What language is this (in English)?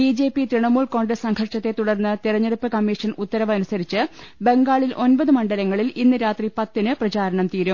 Malayalam